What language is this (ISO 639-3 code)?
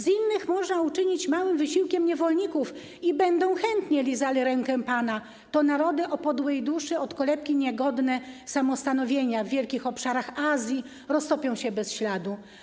pol